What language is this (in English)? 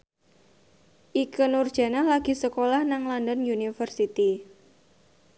Javanese